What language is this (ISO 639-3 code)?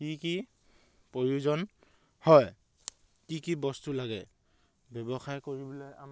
asm